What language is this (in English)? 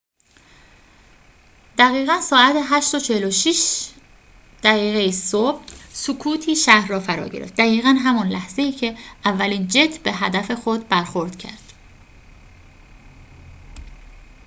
Persian